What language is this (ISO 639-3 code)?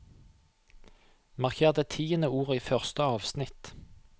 nor